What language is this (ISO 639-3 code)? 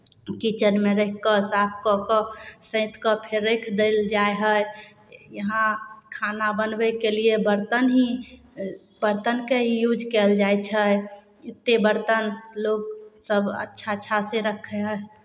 mai